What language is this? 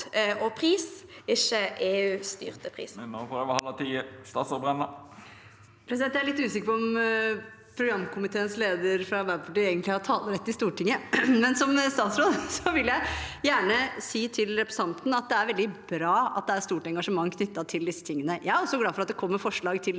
Norwegian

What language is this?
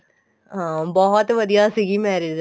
Punjabi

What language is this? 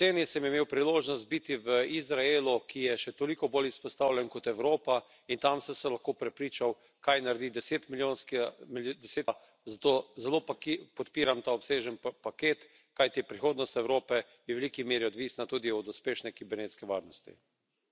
Slovenian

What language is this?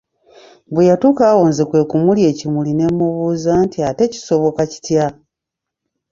Ganda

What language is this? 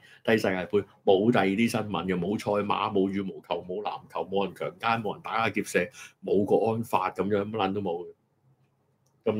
Chinese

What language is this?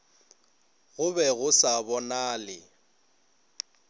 Northern Sotho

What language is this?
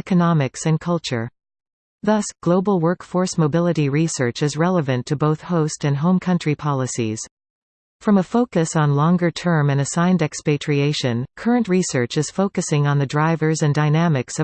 English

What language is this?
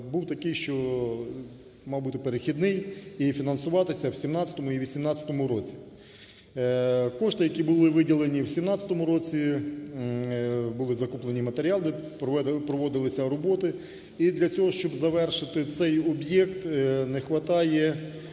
Ukrainian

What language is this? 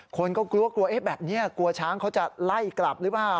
Thai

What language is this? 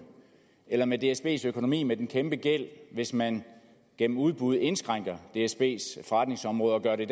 Danish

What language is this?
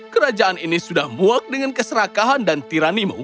Indonesian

